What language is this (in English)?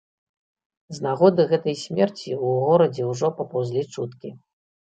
Belarusian